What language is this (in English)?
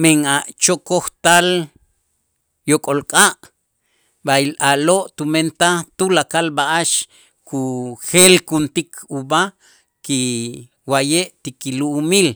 Itzá